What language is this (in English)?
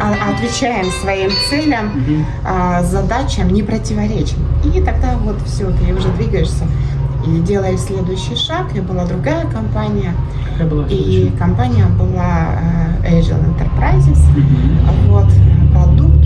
Russian